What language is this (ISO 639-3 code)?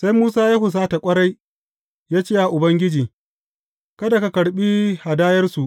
hau